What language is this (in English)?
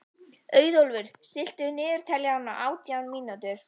Icelandic